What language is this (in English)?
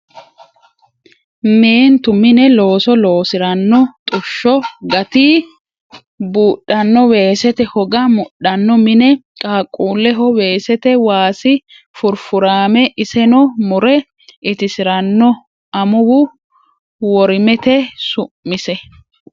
Sidamo